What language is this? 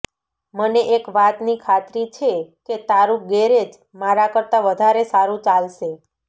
Gujarati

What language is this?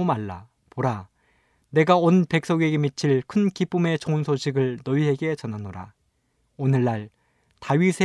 Korean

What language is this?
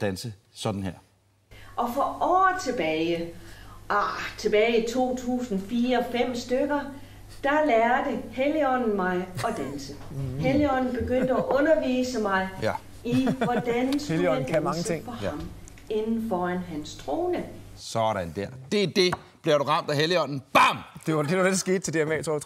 Danish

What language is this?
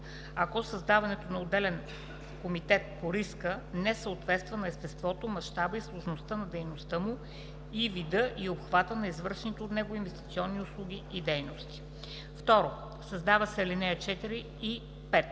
Bulgarian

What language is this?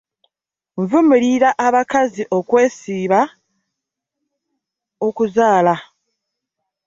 Ganda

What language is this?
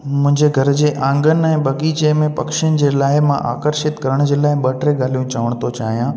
Sindhi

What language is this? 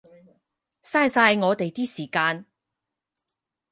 Cantonese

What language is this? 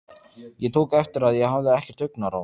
Icelandic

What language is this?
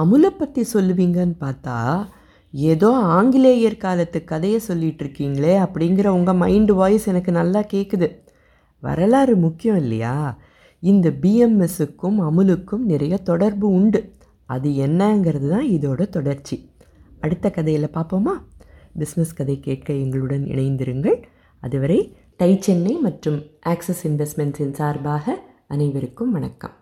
Tamil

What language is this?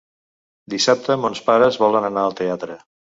Catalan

